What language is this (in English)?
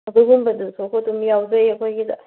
Manipuri